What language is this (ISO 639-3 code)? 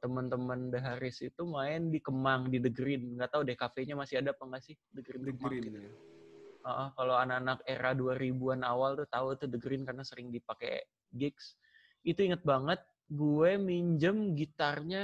ind